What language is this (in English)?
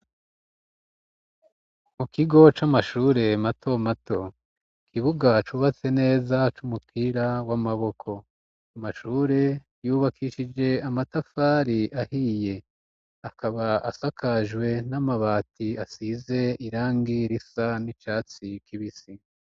Rundi